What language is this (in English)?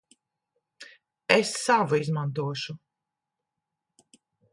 Latvian